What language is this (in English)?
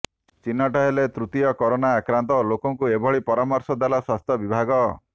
Odia